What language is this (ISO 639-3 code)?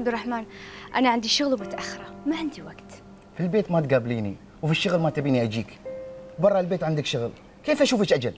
ara